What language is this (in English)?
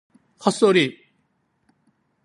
Korean